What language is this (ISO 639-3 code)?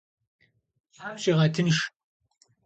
kbd